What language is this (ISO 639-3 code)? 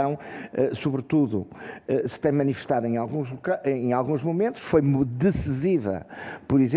por